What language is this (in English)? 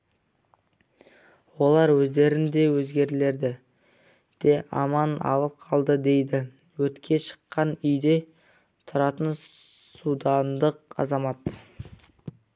Kazakh